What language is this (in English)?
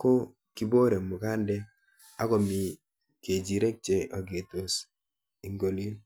Kalenjin